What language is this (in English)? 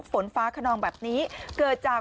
Thai